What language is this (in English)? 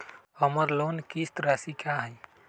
Magahi